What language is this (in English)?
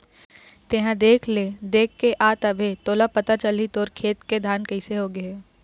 Chhattisgarhi